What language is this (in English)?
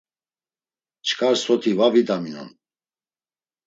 Laz